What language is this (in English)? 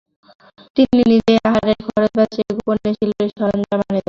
Bangla